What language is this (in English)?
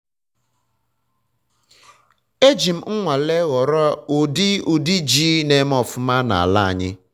Igbo